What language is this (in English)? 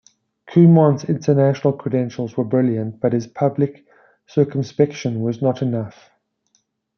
English